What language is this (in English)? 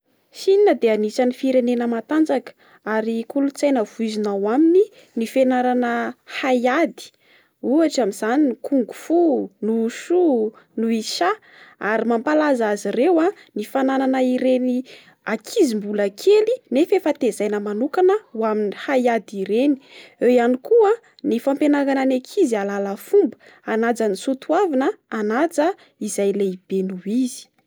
Malagasy